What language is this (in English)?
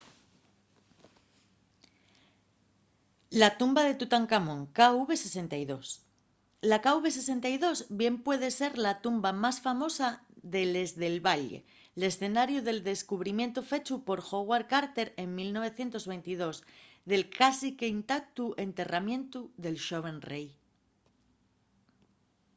Asturian